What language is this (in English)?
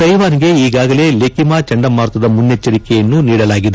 Kannada